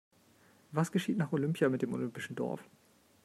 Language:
German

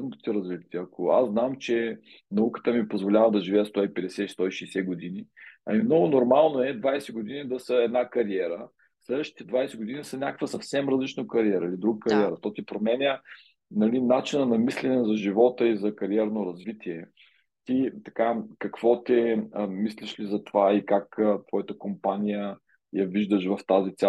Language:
Bulgarian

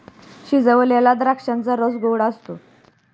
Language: Marathi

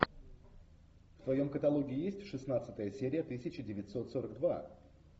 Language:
Russian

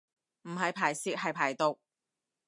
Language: Cantonese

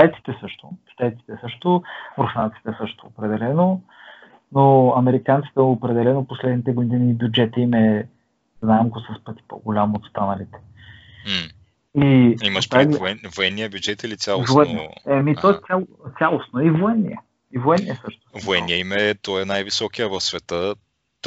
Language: Bulgarian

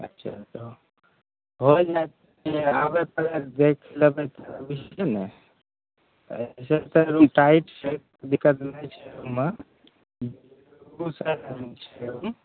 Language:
Maithili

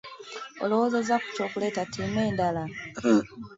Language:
Ganda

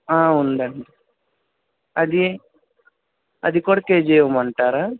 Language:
Telugu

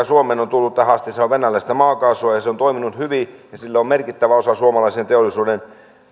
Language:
Finnish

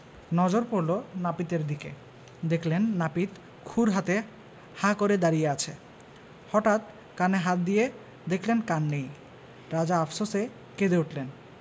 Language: Bangla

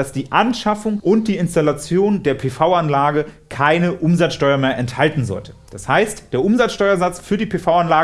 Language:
German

